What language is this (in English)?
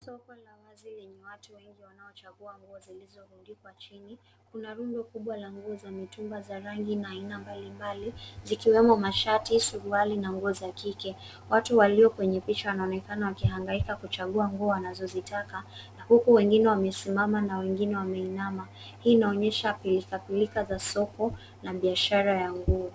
Swahili